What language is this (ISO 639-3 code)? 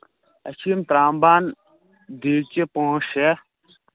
kas